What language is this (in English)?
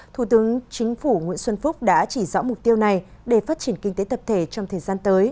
Vietnamese